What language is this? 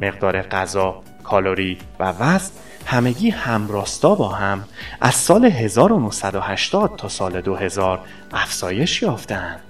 Persian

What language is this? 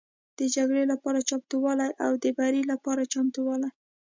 Pashto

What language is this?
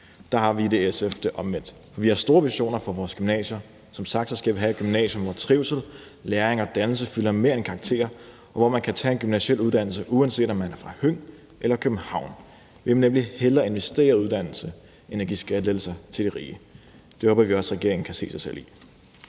Danish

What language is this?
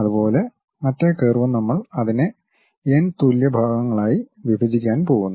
Malayalam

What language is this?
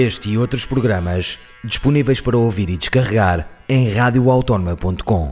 Portuguese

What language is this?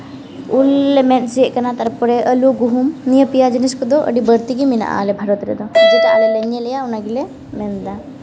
Santali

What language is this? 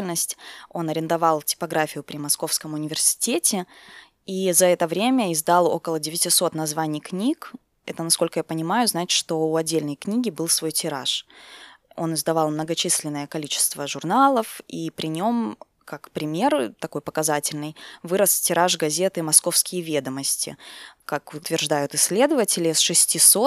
Russian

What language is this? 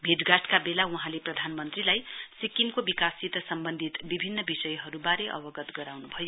Nepali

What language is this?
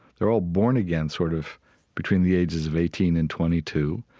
English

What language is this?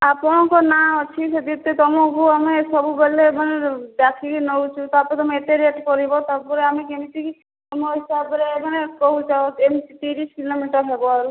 Odia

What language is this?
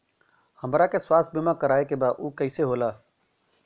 Bhojpuri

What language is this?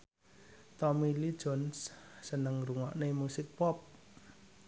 Javanese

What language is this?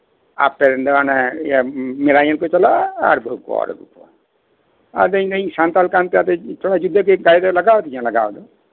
Santali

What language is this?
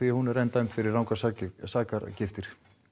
Icelandic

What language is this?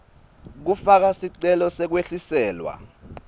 Swati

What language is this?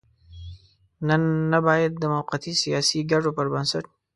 Pashto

